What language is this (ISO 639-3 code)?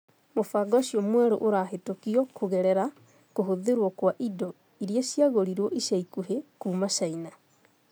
kik